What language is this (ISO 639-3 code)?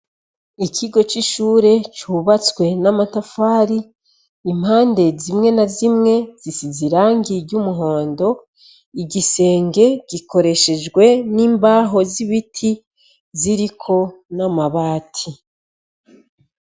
run